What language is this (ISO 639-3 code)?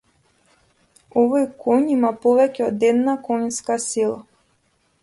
mkd